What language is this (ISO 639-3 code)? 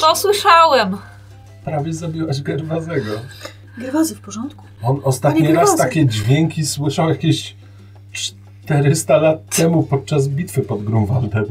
pol